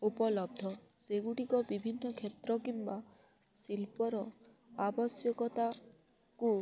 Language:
Odia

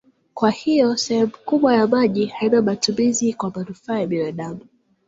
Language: Swahili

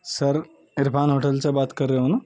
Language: Urdu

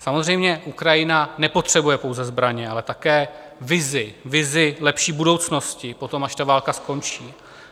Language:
Czech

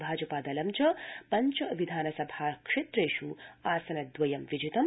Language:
Sanskrit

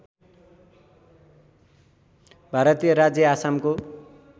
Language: Nepali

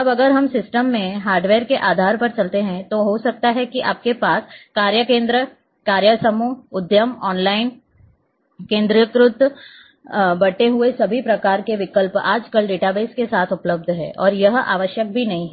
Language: Hindi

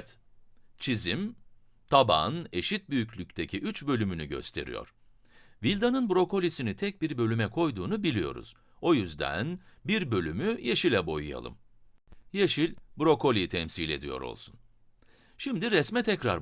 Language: Turkish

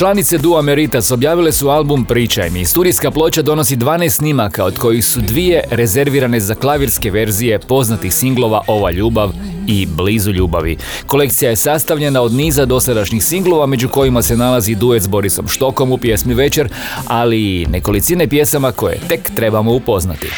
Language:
Croatian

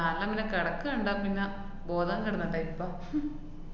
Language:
Malayalam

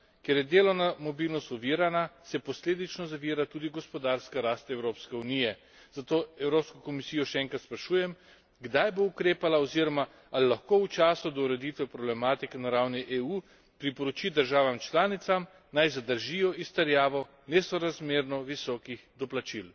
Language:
Slovenian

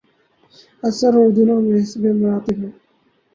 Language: Urdu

